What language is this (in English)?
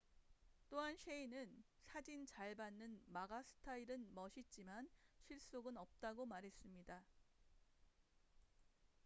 Korean